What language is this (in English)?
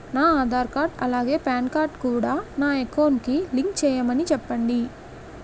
Telugu